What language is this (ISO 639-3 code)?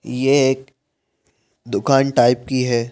hin